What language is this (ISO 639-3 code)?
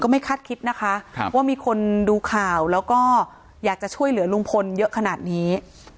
tha